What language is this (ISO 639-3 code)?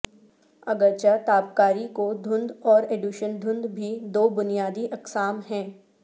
urd